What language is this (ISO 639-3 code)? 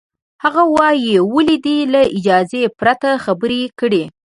pus